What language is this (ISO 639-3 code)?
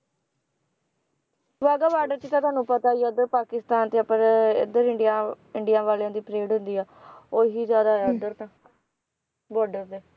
pan